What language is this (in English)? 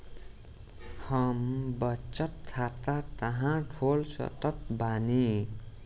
Bhojpuri